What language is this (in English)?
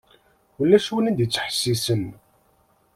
Kabyle